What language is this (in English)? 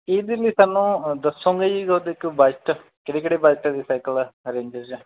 Punjabi